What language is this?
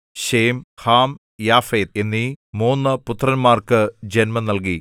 Malayalam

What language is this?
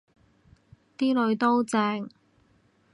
Cantonese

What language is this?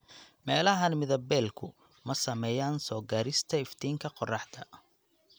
Somali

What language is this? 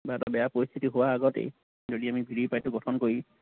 Assamese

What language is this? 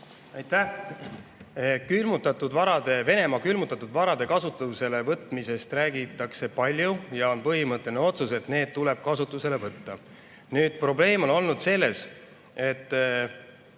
Estonian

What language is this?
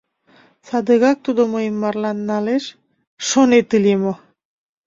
Mari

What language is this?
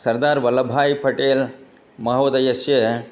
Sanskrit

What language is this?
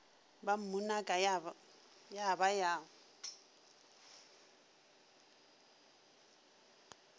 Northern Sotho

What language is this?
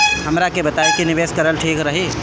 Bhojpuri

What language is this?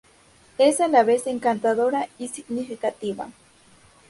Spanish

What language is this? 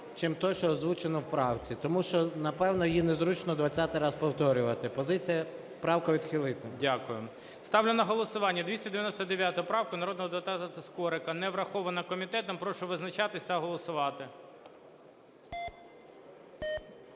Ukrainian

